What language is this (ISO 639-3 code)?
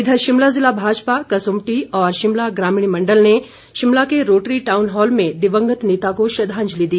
hin